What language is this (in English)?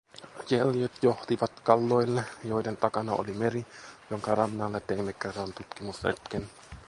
Finnish